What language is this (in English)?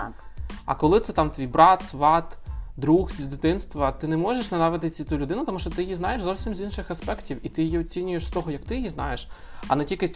Ukrainian